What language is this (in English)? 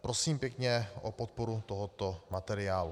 Czech